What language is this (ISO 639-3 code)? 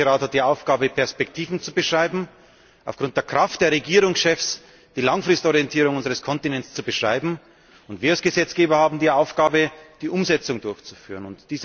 deu